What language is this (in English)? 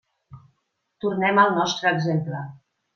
Catalan